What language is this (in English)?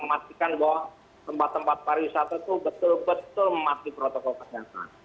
Indonesian